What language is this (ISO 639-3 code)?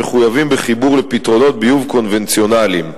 heb